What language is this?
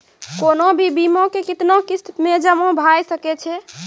Maithili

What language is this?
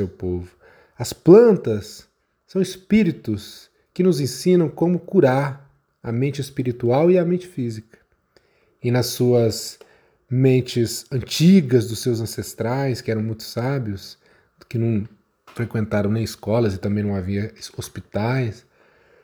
Portuguese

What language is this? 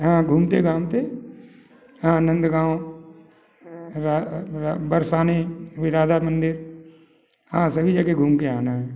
Hindi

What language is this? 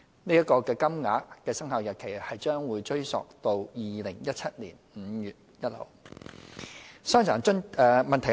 Cantonese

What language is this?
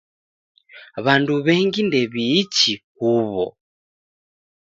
Taita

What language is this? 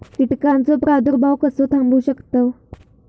Marathi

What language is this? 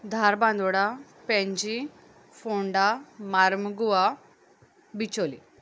Konkani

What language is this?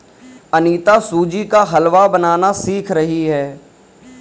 Hindi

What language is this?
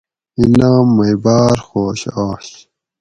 Gawri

